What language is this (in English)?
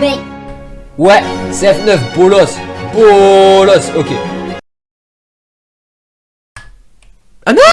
French